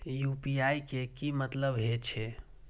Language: Maithili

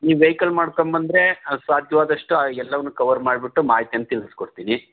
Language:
Kannada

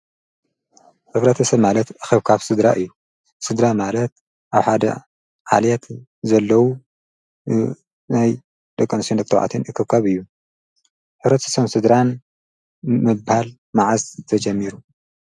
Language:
Tigrinya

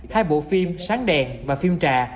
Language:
Vietnamese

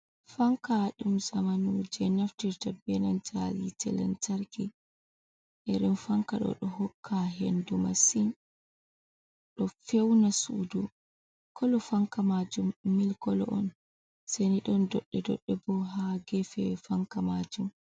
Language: Fula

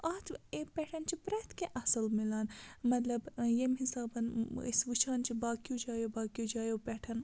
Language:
Kashmiri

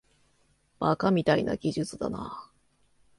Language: Japanese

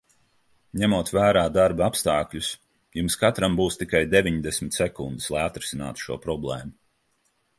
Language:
Latvian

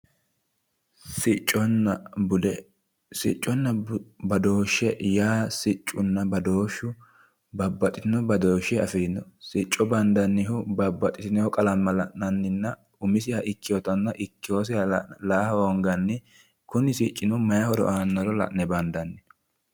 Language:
Sidamo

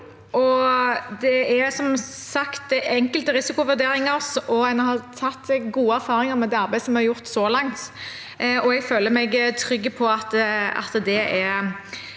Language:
Norwegian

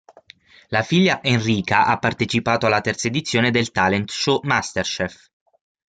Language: Italian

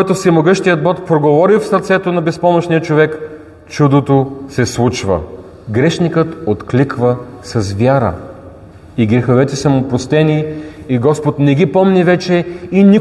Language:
Bulgarian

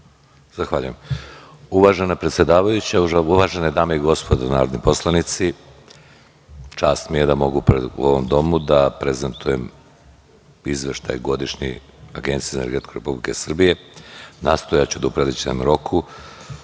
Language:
Serbian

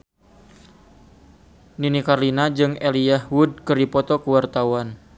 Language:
Sundanese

